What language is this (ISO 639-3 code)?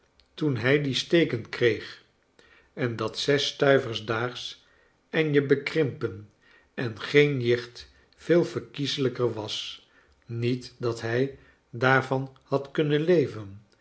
nld